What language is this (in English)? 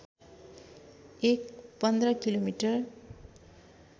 Nepali